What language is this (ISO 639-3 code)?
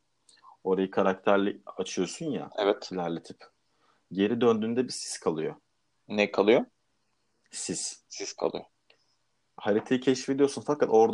tur